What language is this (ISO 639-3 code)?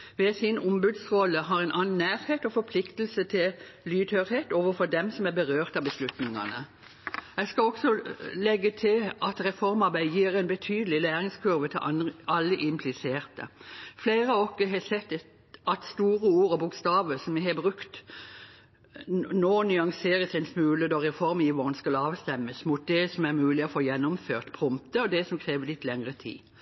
nob